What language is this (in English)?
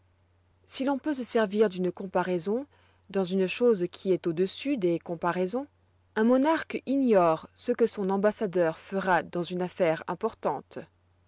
French